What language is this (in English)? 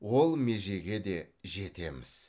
Kazakh